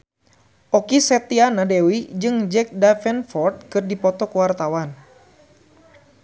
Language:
Sundanese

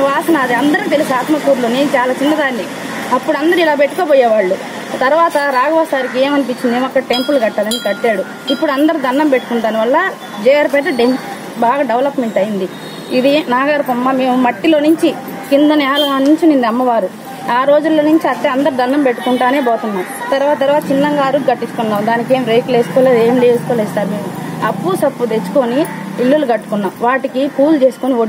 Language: Telugu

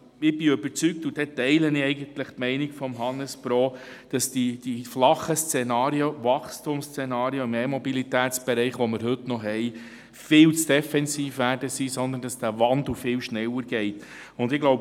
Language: Swiss German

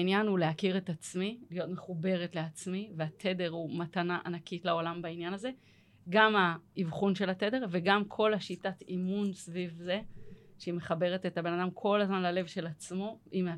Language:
Hebrew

